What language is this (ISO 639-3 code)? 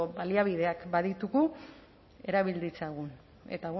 eus